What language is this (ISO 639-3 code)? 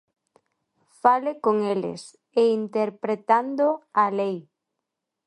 glg